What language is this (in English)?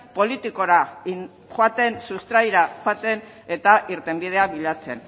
Basque